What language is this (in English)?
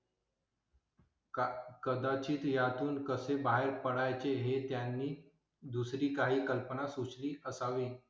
Marathi